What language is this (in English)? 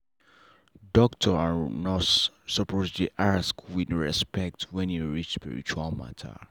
Nigerian Pidgin